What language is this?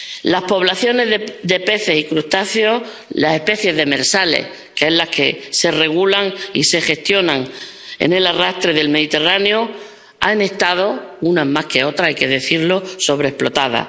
Spanish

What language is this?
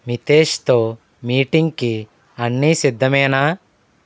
Telugu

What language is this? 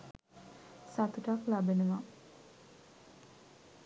Sinhala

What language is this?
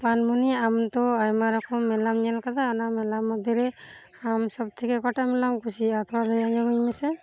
Santali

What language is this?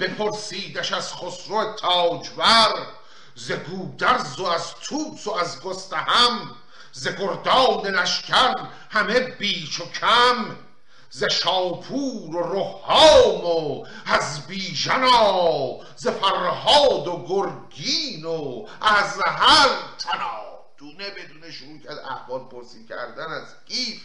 Persian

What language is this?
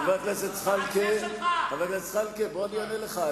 Hebrew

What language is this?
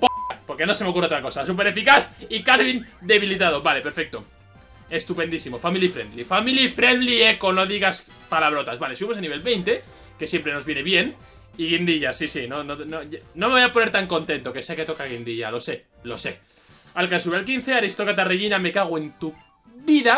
Spanish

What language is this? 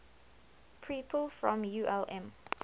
English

